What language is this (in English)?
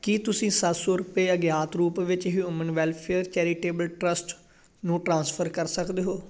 Punjabi